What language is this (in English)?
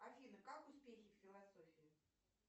Russian